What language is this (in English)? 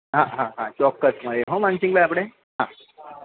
Gujarati